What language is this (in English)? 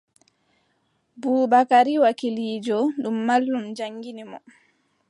Adamawa Fulfulde